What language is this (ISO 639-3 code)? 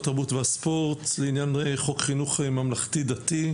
heb